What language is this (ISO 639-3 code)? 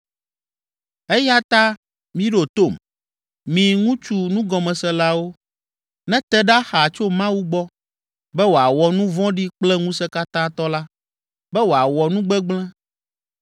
ewe